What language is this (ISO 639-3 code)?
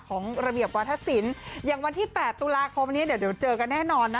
tha